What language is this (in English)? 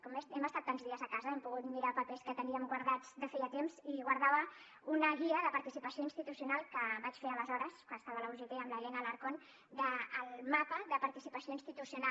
Catalan